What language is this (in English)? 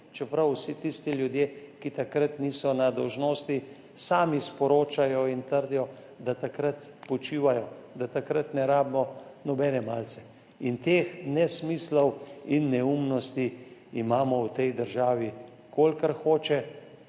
Slovenian